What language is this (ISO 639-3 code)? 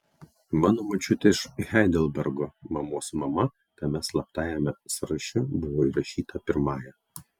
lit